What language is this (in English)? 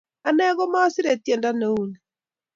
Kalenjin